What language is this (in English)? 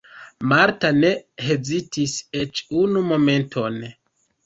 Esperanto